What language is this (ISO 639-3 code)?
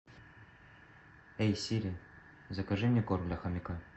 rus